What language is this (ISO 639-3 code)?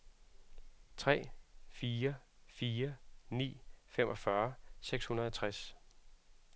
dan